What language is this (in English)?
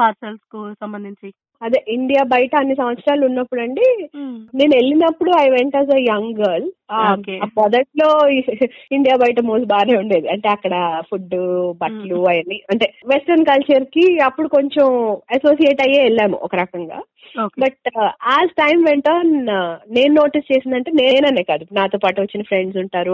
Telugu